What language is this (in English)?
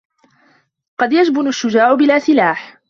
Arabic